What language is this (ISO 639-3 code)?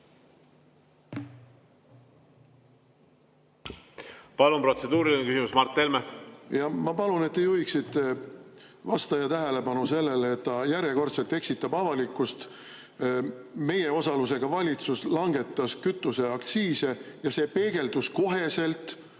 est